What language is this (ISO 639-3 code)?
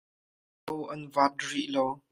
cnh